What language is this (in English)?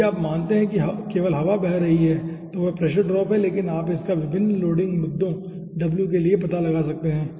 Hindi